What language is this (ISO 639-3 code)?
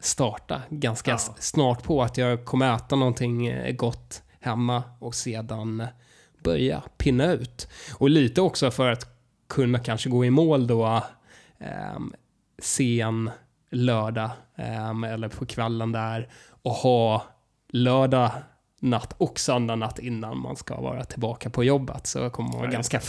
swe